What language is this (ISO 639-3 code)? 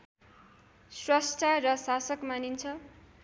nep